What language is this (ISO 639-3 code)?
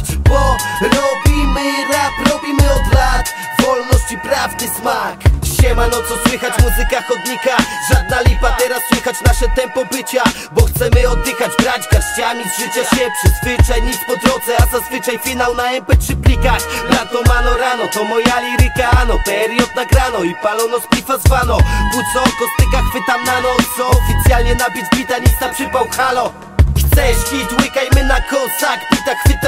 pol